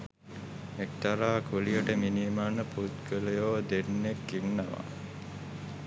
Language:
Sinhala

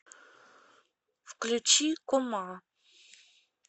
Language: Russian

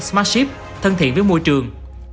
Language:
Vietnamese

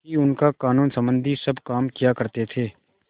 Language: Hindi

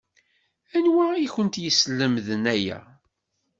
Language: Kabyle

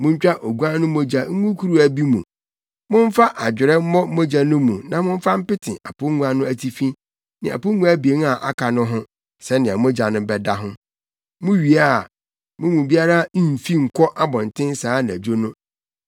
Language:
Akan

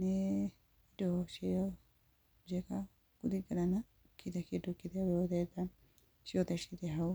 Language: Kikuyu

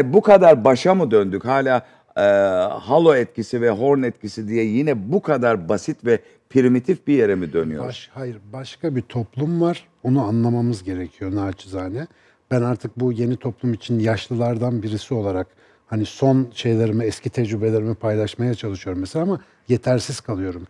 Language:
Turkish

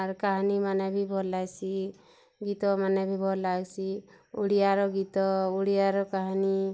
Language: Odia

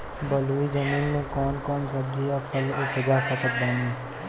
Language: Bhojpuri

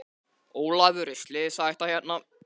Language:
Icelandic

